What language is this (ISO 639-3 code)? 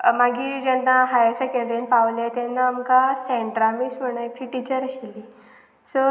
kok